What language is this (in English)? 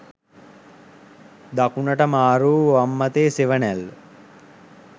Sinhala